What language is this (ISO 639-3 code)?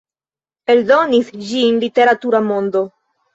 epo